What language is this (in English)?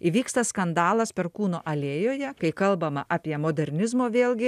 Lithuanian